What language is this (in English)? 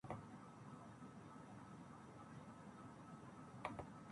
Urdu